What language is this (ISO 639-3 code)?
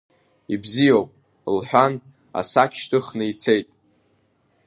abk